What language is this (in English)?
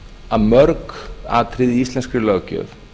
Icelandic